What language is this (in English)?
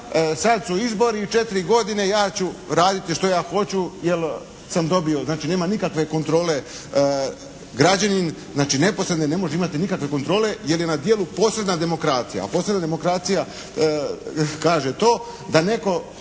Croatian